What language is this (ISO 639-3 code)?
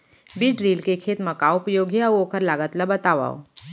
hne